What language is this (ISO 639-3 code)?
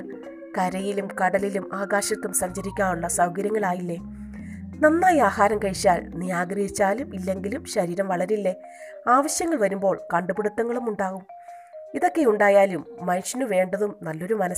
mal